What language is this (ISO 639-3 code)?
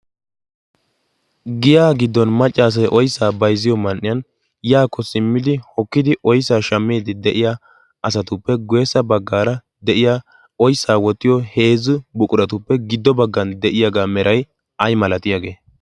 wal